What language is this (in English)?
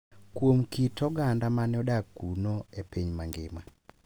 Luo (Kenya and Tanzania)